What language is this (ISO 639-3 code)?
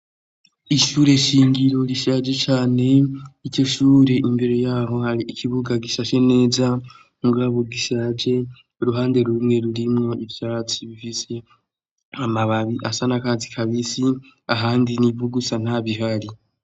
run